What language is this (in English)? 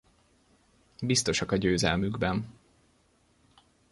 Hungarian